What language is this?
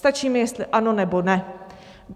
Czech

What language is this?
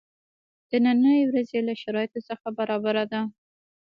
Pashto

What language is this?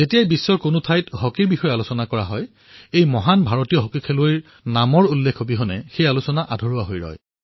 Assamese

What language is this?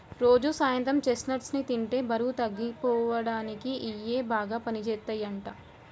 Telugu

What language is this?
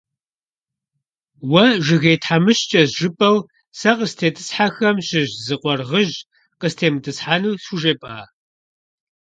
Kabardian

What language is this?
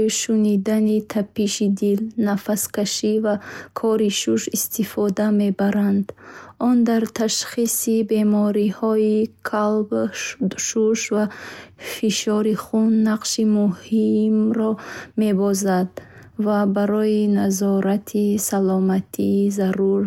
Bukharic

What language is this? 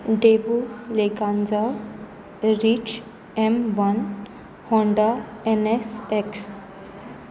Konkani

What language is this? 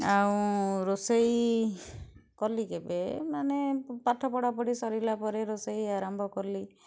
Odia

